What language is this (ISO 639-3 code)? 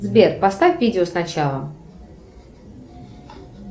rus